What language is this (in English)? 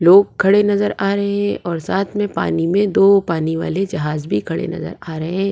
Hindi